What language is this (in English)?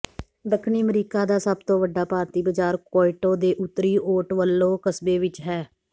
Punjabi